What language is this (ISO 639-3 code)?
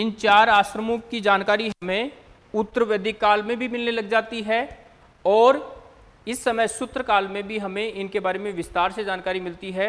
hin